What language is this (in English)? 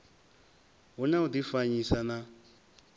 Venda